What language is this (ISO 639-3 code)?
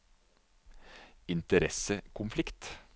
nor